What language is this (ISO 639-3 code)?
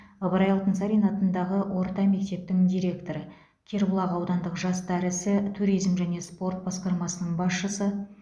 kaz